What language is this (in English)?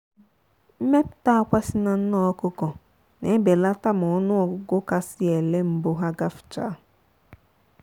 Igbo